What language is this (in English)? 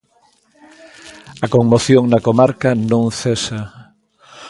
Galician